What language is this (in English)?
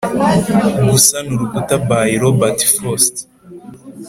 Kinyarwanda